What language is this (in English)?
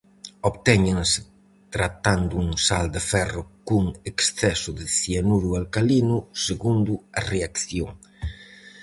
Galician